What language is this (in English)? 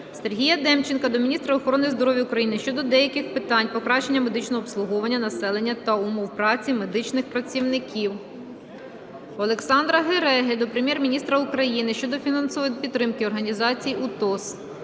Ukrainian